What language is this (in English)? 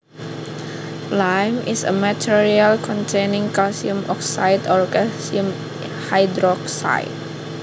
Javanese